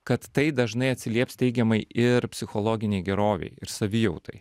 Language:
Lithuanian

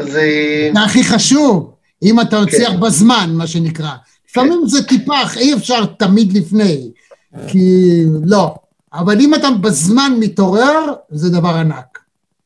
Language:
Hebrew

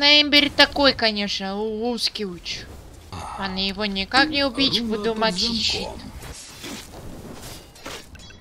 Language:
Russian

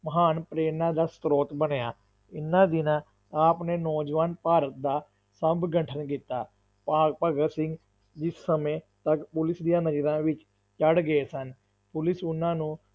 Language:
Punjabi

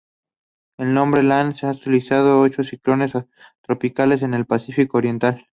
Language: Spanish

